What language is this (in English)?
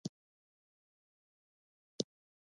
Pashto